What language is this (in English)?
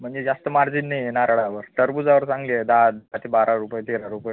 Marathi